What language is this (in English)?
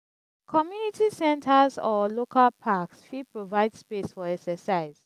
Nigerian Pidgin